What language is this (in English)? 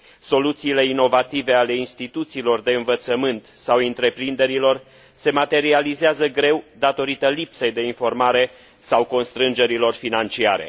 Romanian